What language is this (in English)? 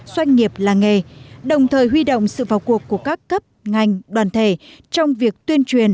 Vietnamese